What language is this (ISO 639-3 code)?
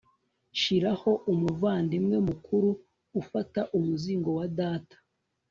kin